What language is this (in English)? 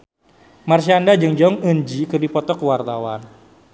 Sundanese